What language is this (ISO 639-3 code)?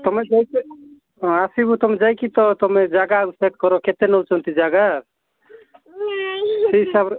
ori